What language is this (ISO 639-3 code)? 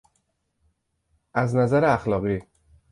fas